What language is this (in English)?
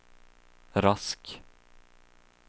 Swedish